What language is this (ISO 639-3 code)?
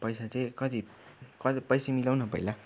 nep